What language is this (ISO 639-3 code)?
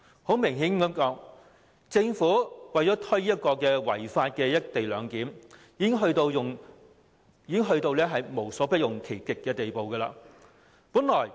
yue